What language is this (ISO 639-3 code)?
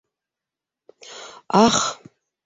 bak